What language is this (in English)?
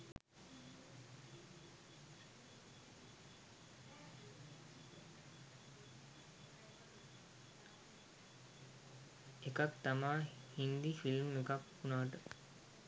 Sinhala